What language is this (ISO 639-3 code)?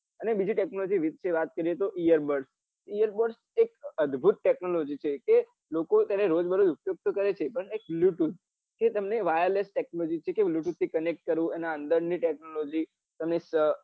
guj